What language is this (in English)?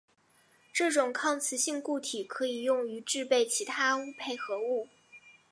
Chinese